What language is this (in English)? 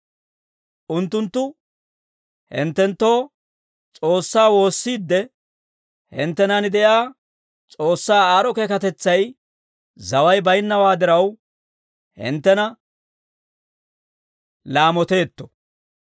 Dawro